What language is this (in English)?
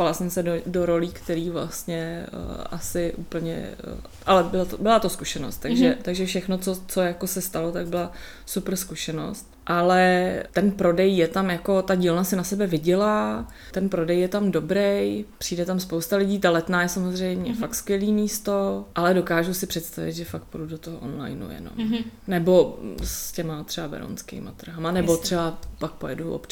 Czech